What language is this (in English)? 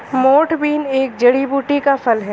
Hindi